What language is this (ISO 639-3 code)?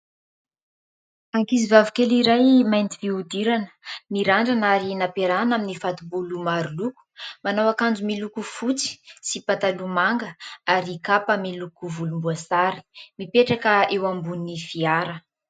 mlg